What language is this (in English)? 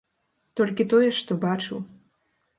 Belarusian